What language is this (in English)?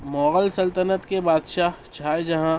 Urdu